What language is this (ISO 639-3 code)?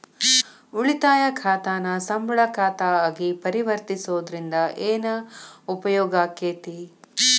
kan